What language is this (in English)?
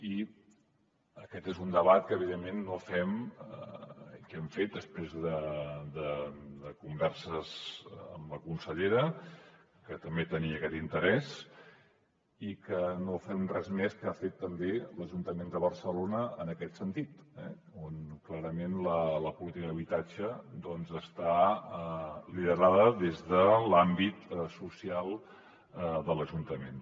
Catalan